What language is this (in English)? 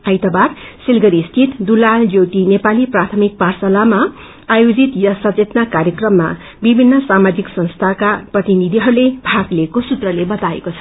Nepali